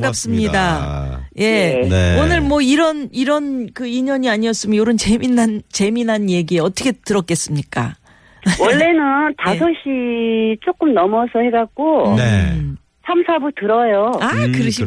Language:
Korean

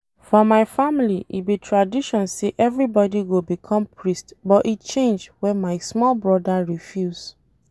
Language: Nigerian Pidgin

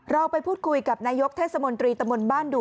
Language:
Thai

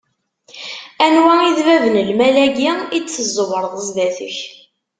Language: Kabyle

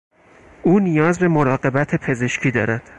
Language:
Persian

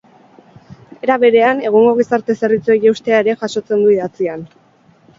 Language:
Basque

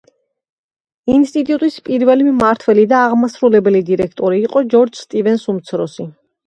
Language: Georgian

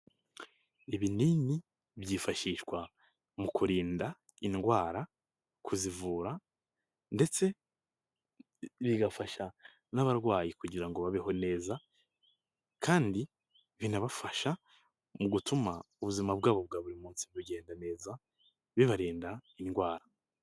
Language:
Kinyarwanda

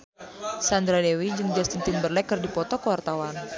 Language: Sundanese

